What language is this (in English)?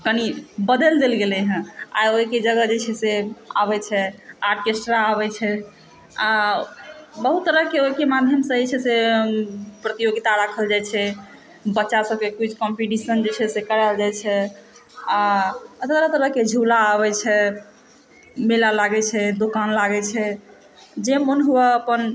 Maithili